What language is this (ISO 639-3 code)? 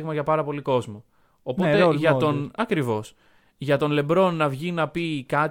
ell